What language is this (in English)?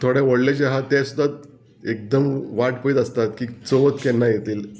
Konkani